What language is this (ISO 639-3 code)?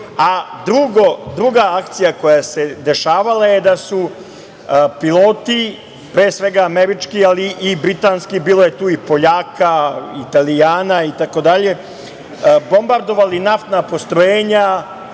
srp